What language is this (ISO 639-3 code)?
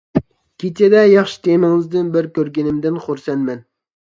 uig